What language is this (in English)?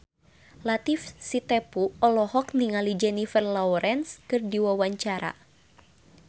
Sundanese